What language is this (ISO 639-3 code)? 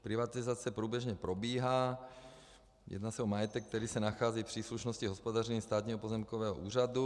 ces